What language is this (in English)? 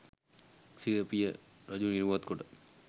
Sinhala